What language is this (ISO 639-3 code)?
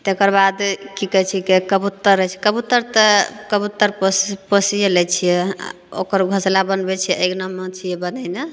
mai